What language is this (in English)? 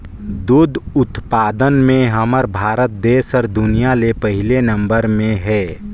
Chhattisgarhi